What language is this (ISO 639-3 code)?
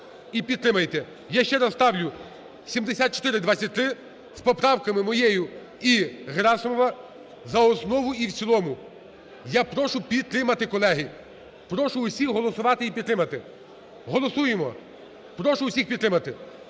ukr